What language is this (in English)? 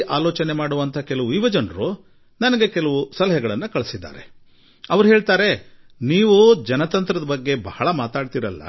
Kannada